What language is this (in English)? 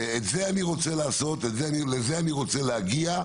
Hebrew